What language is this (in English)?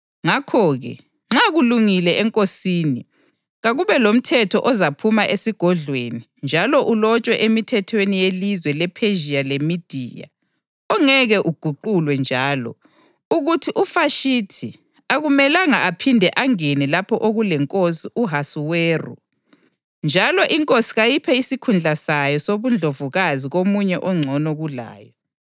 North Ndebele